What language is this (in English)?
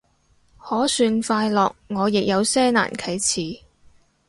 Cantonese